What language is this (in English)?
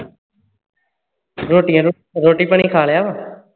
Punjabi